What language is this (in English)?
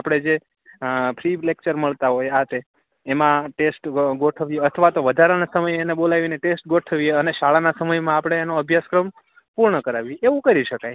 Gujarati